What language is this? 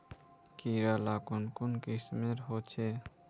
Magahi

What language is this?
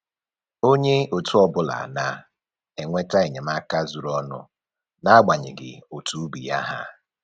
Igbo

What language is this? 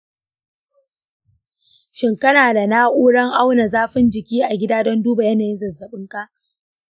Hausa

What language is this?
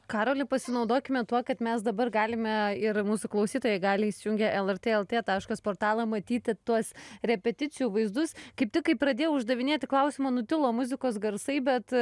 Lithuanian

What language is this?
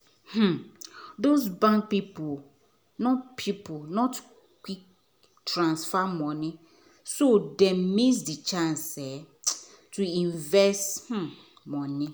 Nigerian Pidgin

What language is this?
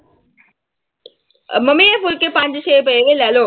Punjabi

